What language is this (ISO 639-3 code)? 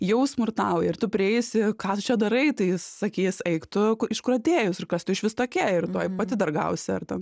lit